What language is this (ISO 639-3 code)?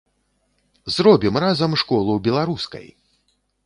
bel